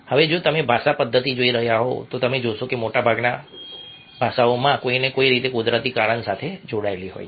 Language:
Gujarati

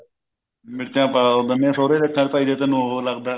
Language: Punjabi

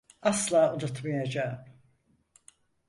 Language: Turkish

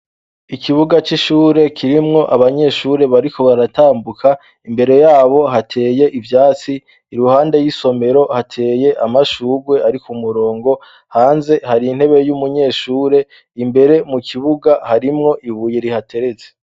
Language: Rundi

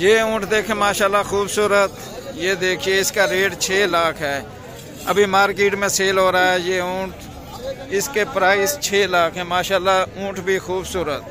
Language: Hindi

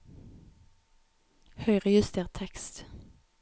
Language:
Norwegian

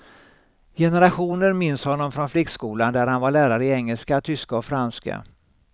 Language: Swedish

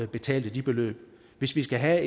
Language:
Danish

